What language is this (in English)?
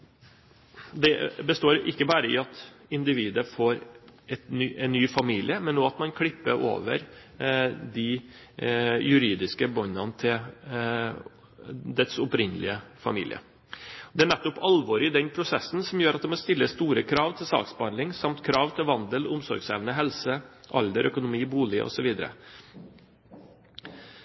Norwegian Bokmål